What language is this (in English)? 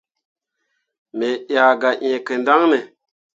Mundang